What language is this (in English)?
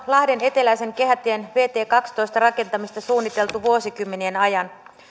Finnish